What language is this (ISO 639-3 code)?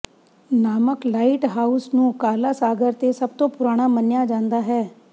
pan